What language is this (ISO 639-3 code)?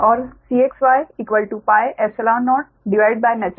hin